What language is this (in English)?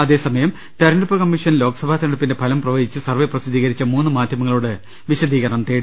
Malayalam